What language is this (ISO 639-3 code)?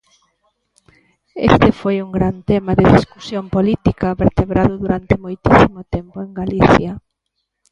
glg